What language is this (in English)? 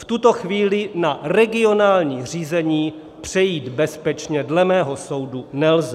Czech